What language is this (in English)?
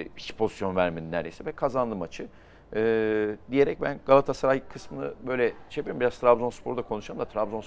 Turkish